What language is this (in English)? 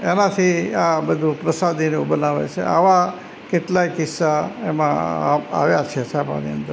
Gujarati